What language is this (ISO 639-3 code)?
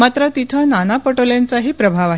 mar